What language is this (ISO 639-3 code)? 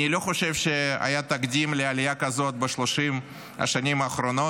heb